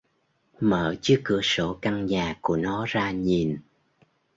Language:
Vietnamese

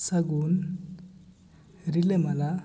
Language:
Santali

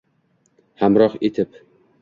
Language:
Uzbek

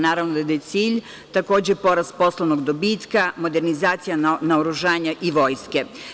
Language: Serbian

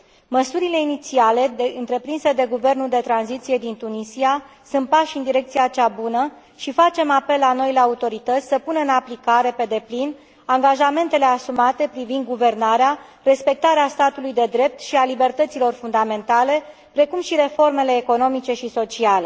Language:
Romanian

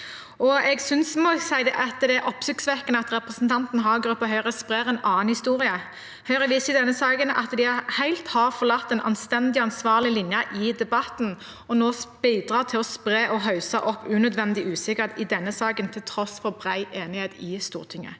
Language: Norwegian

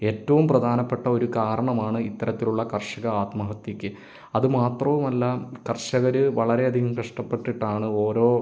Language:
Malayalam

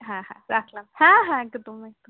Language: Bangla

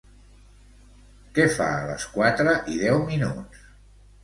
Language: Catalan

